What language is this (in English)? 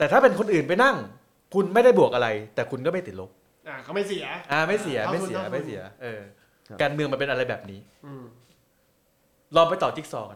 Thai